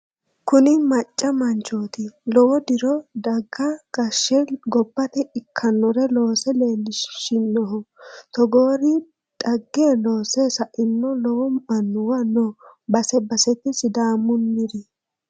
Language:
Sidamo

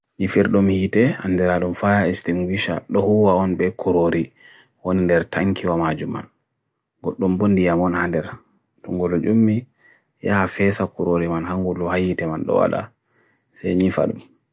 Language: Bagirmi Fulfulde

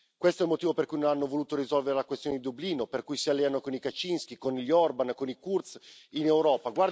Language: Italian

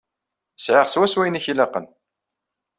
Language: Kabyle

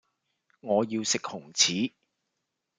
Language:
Cantonese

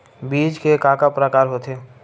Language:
Chhattisgarhi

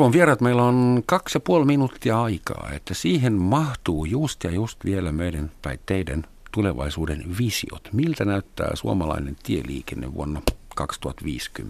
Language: Finnish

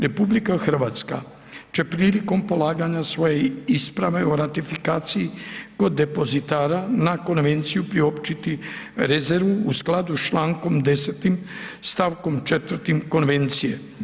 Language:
Croatian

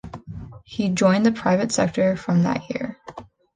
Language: English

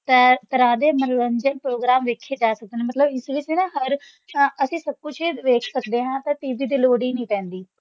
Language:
Punjabi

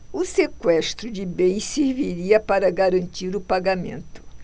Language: Portuguese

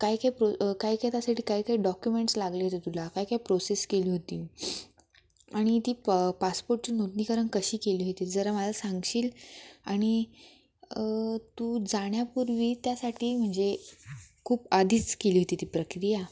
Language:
Marathi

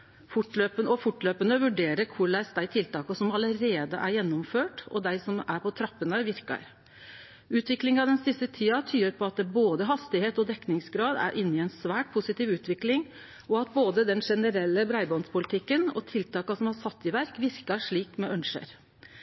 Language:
Norwegian Nynorsk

